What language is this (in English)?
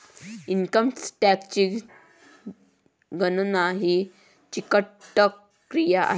Marathi